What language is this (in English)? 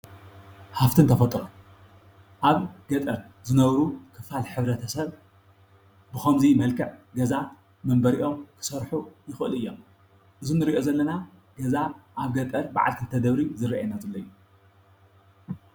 Tigrinya